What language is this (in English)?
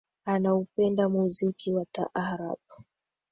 Swahili